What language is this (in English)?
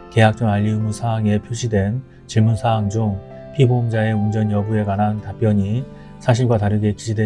Korean